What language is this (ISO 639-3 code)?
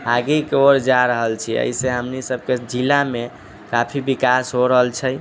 mai